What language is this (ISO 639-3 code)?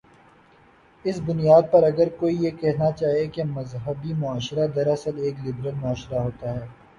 urd